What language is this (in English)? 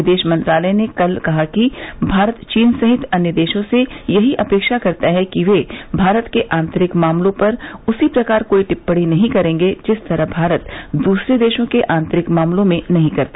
Hindi